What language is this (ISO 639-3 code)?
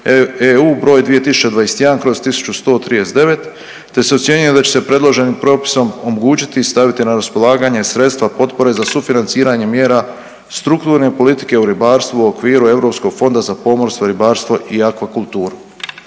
hrv